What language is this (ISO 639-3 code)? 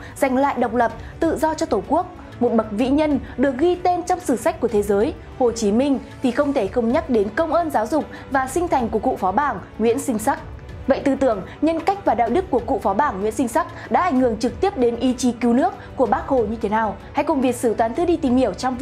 vie